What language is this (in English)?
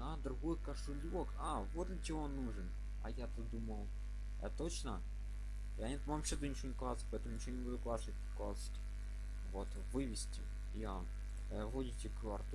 Russian